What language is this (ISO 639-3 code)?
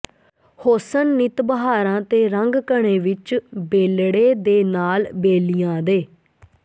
pan